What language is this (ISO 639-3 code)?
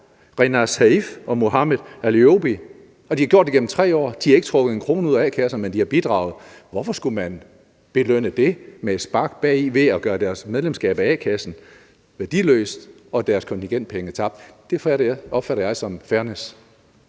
dan